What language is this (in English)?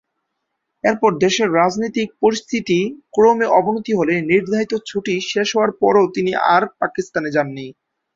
Bangla